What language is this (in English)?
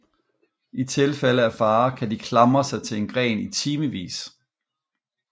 Danish